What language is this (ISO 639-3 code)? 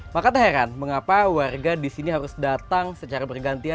ind